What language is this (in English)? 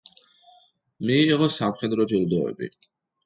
Georgian